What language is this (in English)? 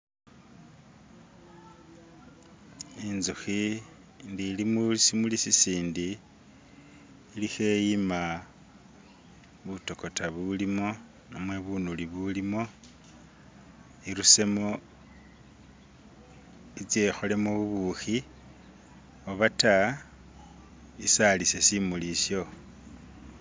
Masaaba